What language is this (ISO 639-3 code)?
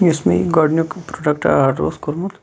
kas